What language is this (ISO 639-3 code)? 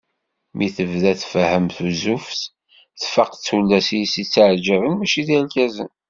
kab